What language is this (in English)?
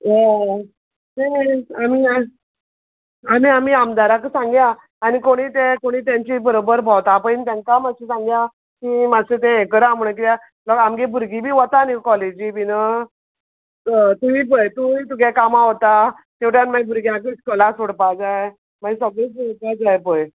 Konkani